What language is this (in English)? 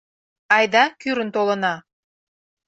Mari